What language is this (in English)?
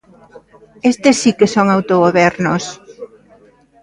Galician